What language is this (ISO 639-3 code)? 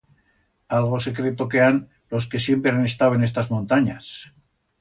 arg